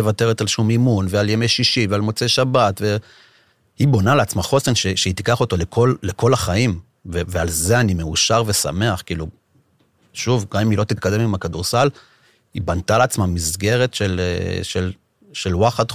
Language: Hebrew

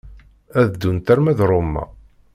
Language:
Kabyle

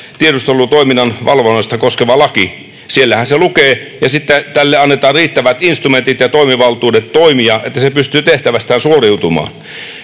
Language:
Finnish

